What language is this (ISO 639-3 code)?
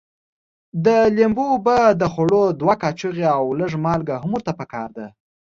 pus